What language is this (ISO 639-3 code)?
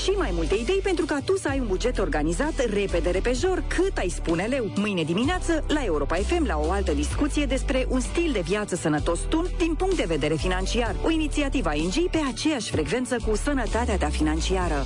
ron